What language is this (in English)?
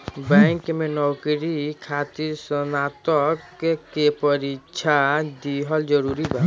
Bhojpuri